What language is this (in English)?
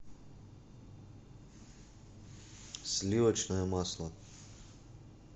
Russian